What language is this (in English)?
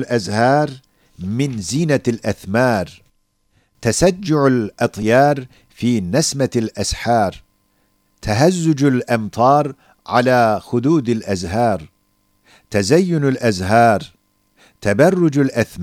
Turkish